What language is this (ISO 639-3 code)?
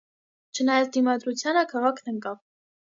hye